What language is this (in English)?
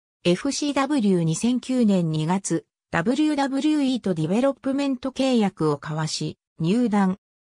Japanese